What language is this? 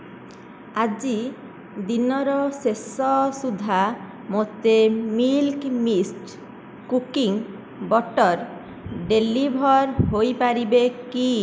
Odia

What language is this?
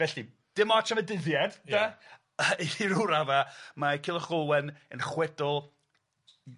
Welsh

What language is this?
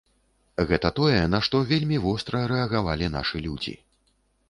Belarusian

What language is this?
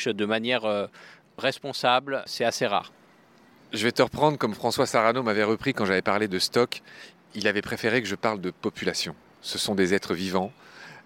French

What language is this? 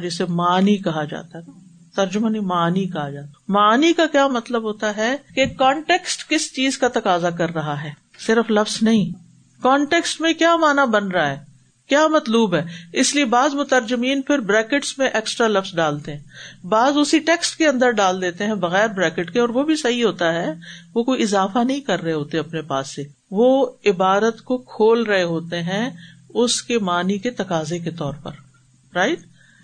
Urdu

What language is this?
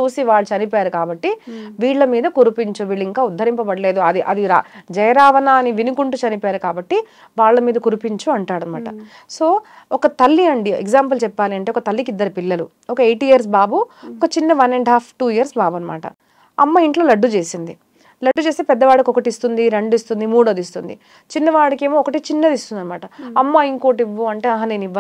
Telugu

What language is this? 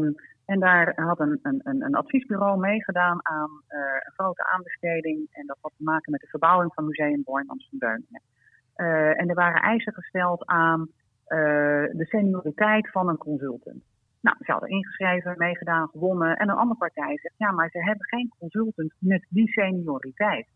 Dutch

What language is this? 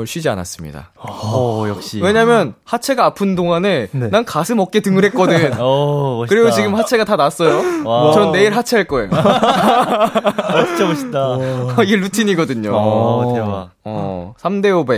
Korean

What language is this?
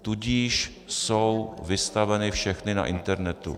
Czech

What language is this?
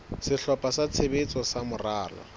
Southern Sotho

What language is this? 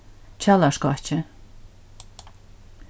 Faroese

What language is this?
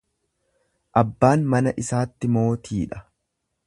Oromo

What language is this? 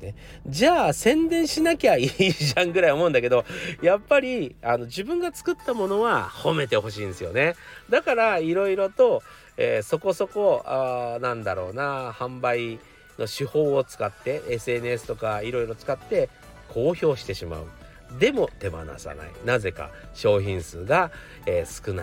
Japanese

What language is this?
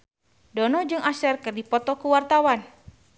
Sundanese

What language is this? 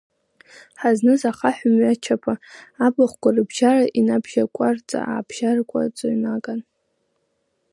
Abkhazian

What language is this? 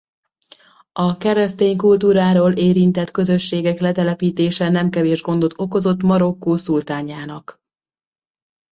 Hungarian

